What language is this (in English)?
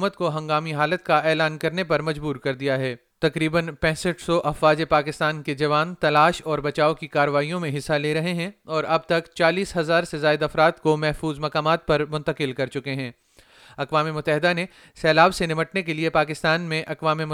Urdu